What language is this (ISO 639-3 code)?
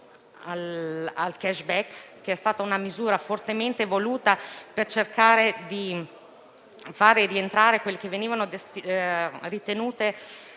ita